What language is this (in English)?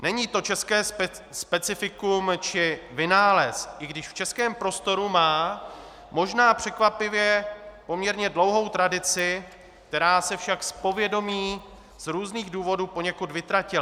Czech